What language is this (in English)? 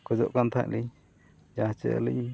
Santali